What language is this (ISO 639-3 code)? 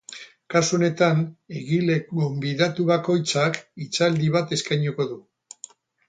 eus